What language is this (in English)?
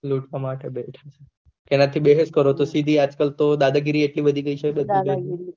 Gujarati